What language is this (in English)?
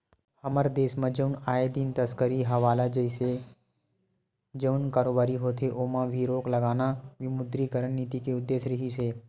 Chhattisgarhi